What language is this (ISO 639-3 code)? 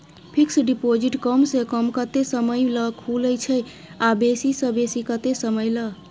mai